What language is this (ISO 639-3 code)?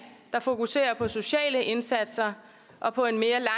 dan